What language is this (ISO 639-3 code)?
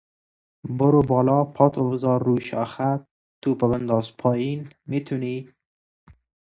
fas